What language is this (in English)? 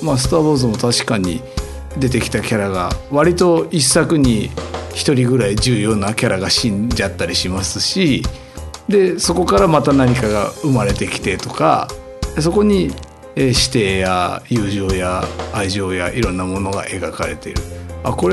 Japanese